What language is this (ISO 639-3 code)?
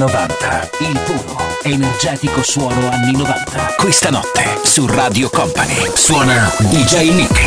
ita